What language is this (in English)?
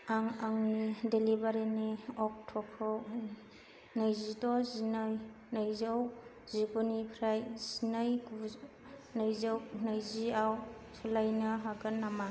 Bodo